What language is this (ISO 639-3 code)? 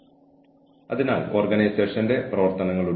mal